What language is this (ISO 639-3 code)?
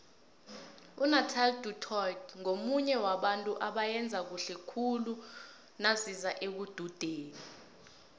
nbl